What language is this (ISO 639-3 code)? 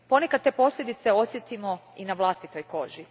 hrv